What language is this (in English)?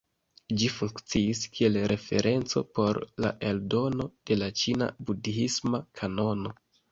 Esperanto